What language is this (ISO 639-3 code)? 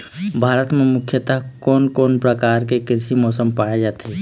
hne